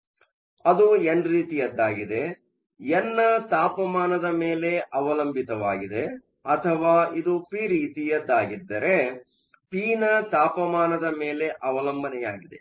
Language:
Kannada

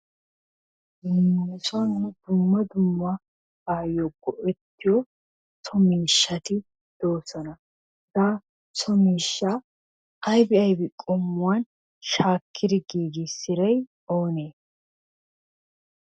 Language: Wolaytta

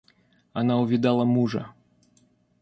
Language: Russian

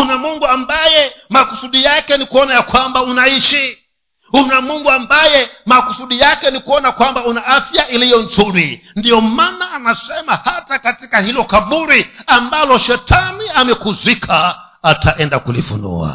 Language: Swahili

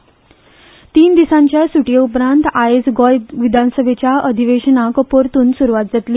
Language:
Konkani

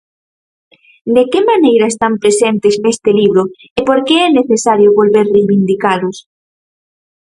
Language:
Galician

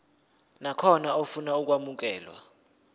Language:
Zulu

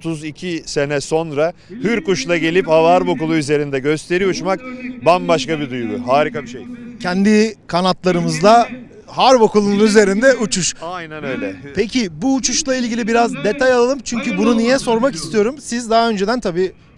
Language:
Turkish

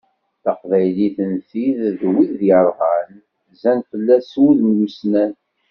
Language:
Kabyle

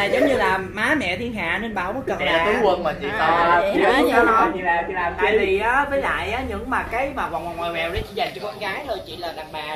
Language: Vietnamese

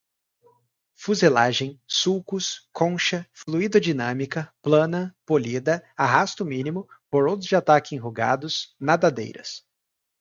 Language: Portuguese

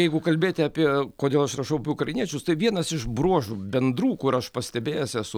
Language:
Lithuanian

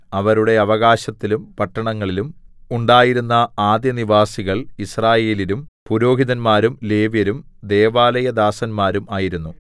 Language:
Malayalam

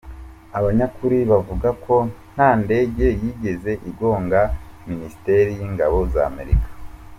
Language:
Kinyarwanda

